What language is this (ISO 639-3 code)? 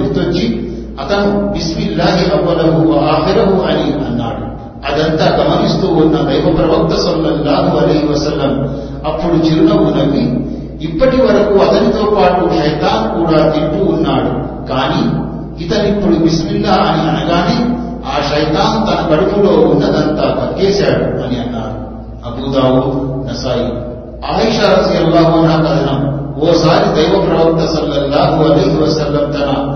tel